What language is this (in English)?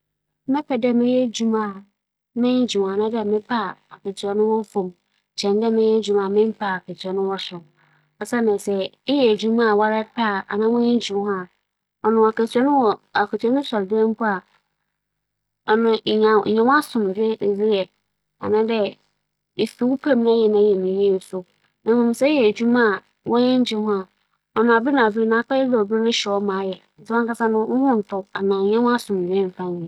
Akan